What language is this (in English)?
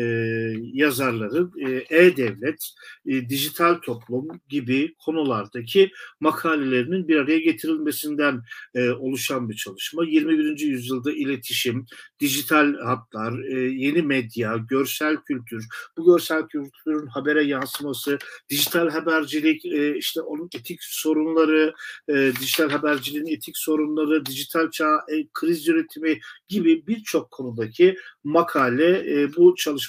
Turkish